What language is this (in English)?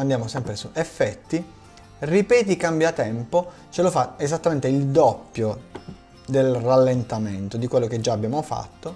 Italian